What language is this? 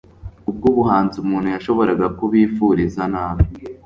Kinyarwanda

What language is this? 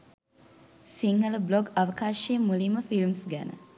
Sinhala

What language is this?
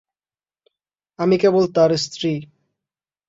Bangla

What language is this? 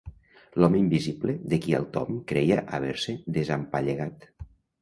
Catalan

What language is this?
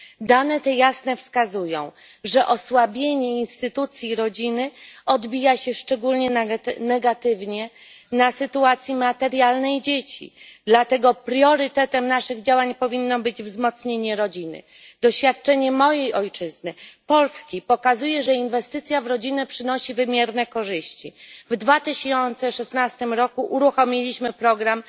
Polish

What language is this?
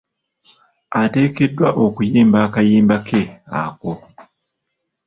Ganda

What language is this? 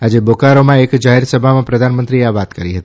Gujarati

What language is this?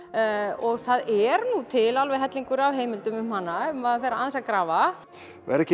Icelandic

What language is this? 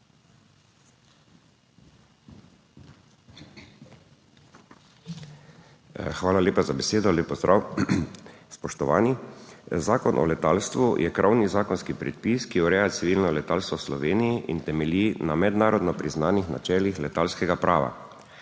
Slovenian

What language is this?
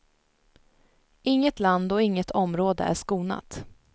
Swedish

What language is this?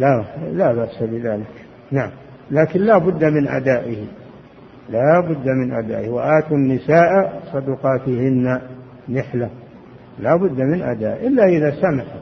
Arabic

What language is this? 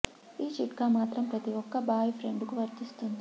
Telugu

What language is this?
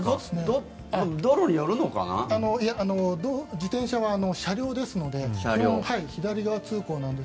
Japanese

